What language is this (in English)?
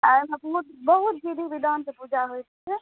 Maithili